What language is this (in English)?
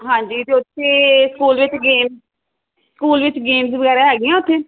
Punjabi